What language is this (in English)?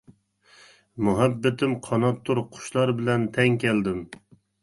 Uyghur